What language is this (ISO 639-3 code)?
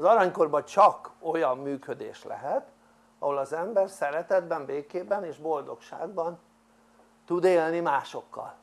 hun